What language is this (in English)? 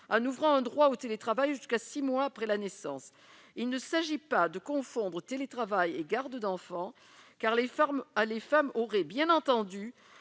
French